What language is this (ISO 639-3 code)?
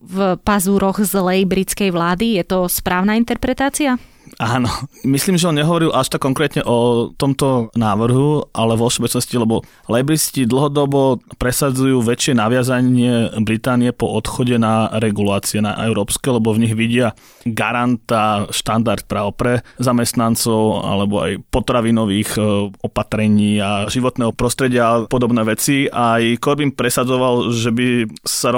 slk